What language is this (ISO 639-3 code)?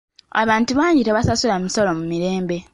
lug